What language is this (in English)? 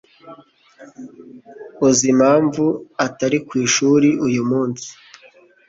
Kinyarwanda